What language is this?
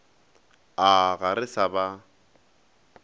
Northern Sotho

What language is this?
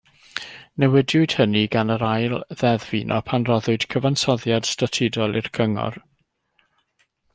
Welsh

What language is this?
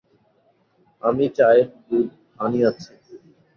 Bangla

